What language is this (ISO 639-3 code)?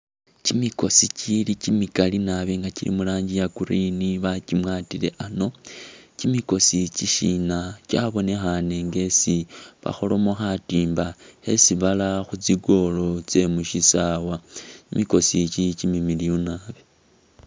myx